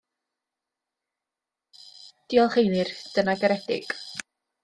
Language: Welsh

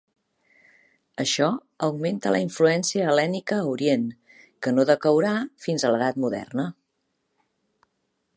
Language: Catalan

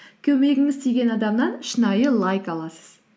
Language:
Kazakh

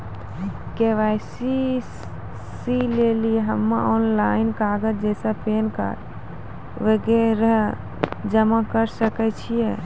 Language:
Maithili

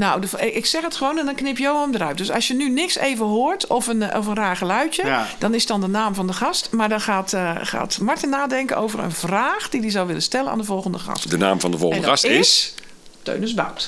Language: Dutch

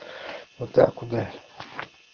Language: Russian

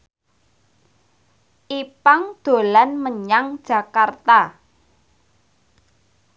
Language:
Javanese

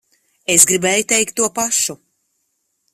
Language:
Latvian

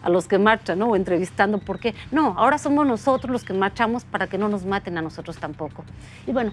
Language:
Spanish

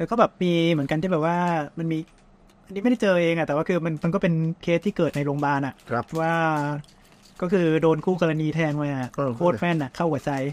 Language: Thai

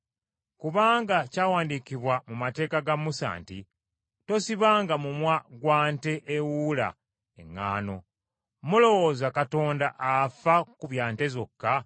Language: Ganda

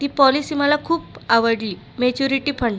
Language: Marathi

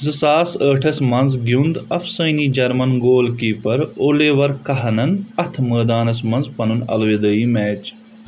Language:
Kashmiri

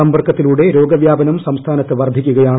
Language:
Malayalam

